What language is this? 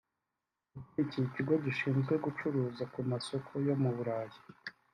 Kinyarwanda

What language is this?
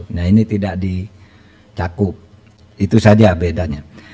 Indonesian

